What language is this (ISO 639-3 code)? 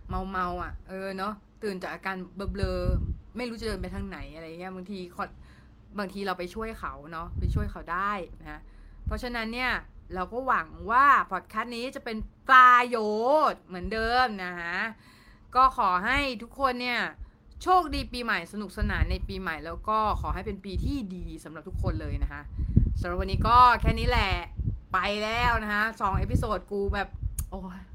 tha